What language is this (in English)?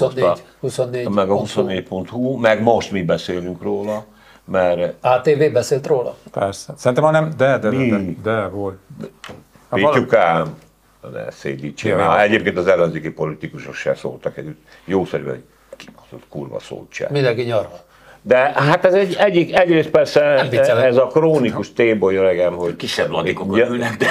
Hungarian